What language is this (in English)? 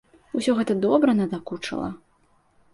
Belarusian